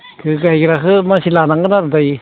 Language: Bodo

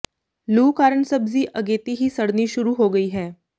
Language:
Punjabi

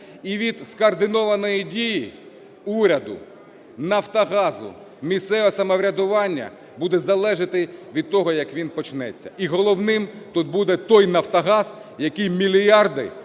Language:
Ukrainian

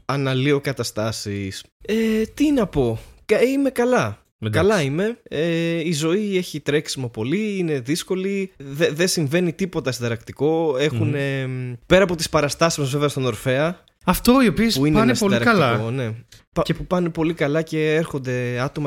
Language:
Greek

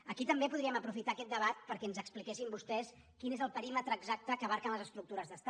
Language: Catalan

